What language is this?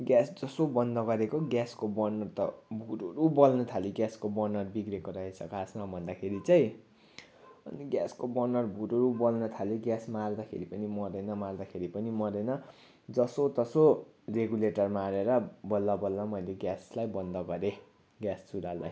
Nepali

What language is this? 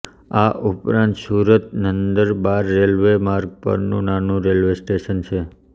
Gujarati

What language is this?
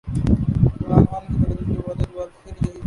Urdu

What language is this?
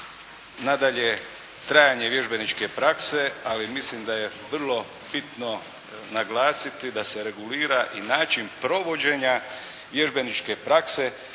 Croatian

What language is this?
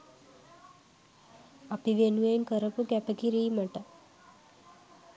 Sinhala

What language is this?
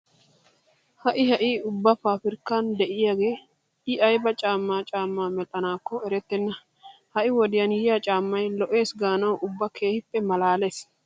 Wolaytta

